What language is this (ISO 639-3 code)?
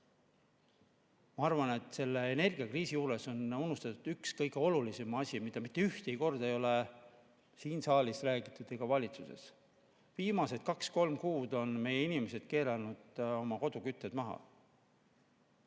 est